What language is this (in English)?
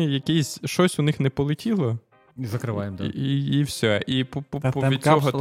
Ukrainian